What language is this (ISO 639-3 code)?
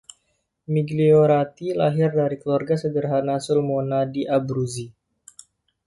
ind